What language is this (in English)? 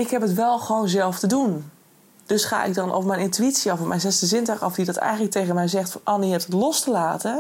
Dutch